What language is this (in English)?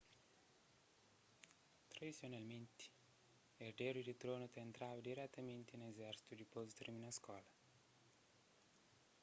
Kabuverdianu